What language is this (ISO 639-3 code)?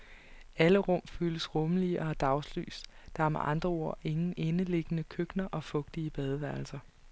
dan